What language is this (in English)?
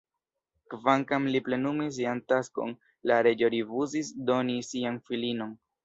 Esperanto